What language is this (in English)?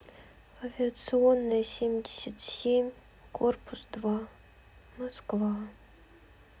Russian